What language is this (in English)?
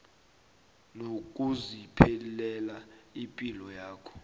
South Ndebele